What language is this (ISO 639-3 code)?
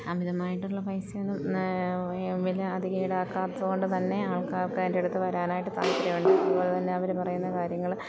mal